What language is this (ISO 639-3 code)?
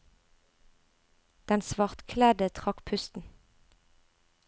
nor